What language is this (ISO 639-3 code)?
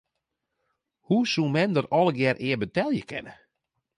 fry